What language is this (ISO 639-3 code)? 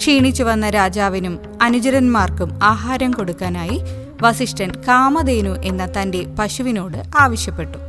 mal